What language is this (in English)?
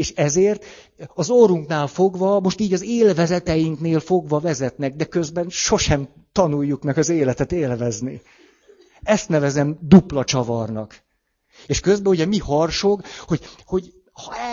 Hungarian